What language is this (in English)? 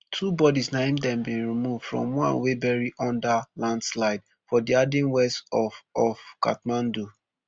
Nigerian Pidgin